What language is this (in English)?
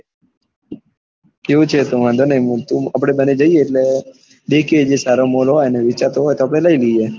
Gujarati